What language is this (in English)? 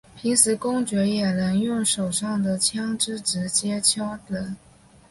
Chinese